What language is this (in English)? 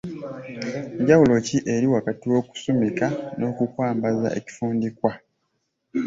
Ganda